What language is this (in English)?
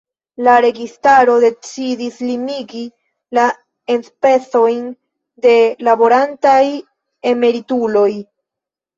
Esperanto